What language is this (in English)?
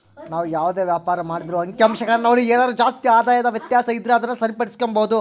Kannada